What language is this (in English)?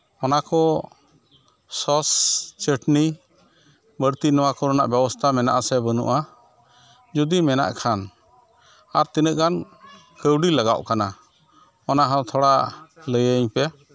Santali